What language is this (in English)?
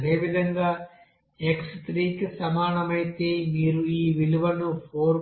Telugu